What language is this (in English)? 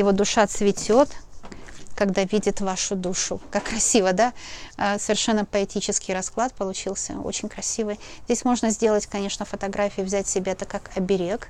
Russian